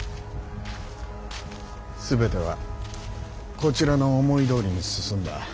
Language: Japanese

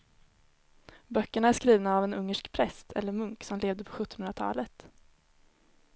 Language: Swedish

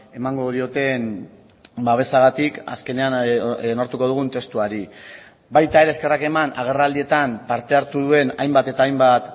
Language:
Basque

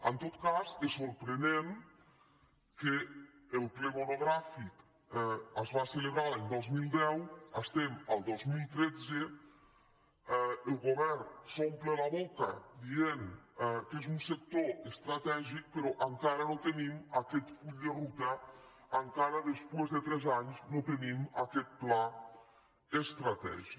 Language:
Catalan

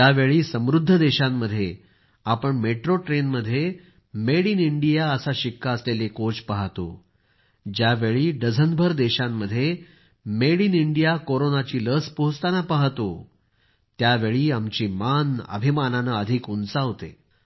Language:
Marathi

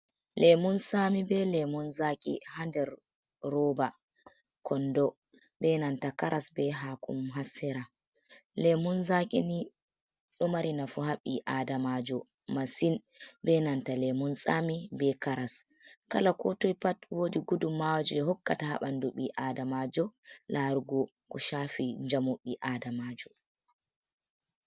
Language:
Fula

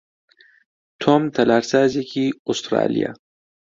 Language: Central Kurdish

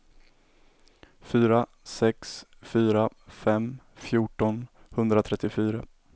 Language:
Swedish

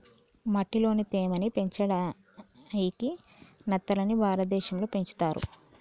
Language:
Telugu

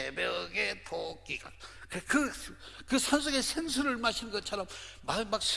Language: Korean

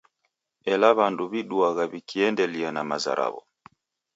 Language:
Taita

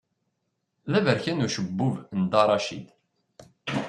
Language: Kabyle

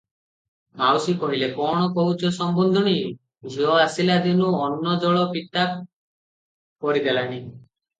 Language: Odia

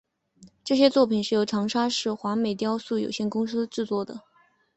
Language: Chinese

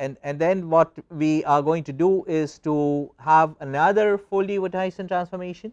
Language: English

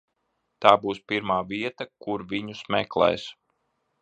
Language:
Latvian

